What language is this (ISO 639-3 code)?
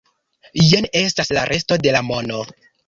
epo